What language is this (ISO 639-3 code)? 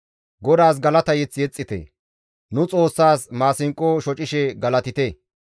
gmv